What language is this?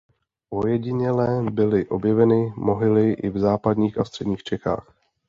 Czech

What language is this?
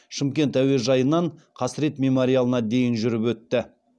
Kazakh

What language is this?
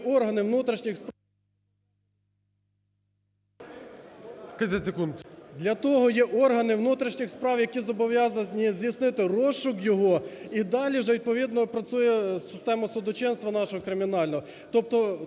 Ukrainian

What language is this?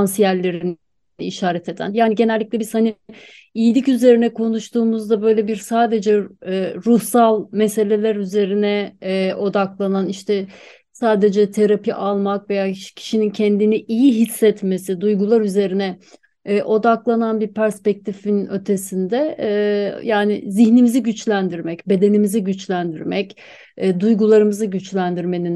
Turkish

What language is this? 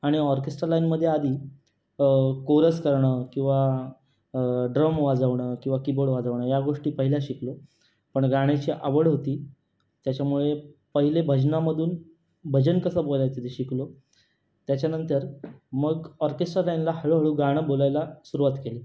Marathi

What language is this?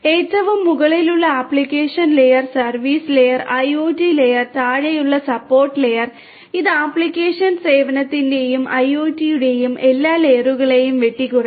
Malayalam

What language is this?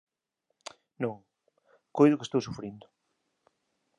Galician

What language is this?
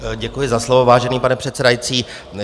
Czech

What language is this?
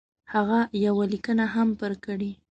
Pashto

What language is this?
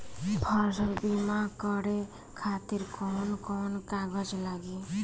Bhojpuri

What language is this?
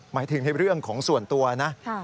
Thai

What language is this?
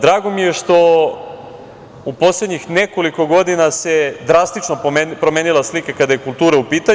Serbian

